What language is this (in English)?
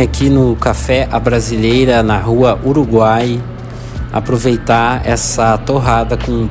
Portuguese